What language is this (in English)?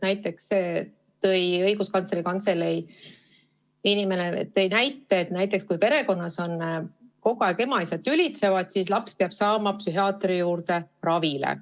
Estonian